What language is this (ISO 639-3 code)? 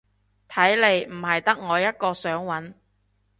yue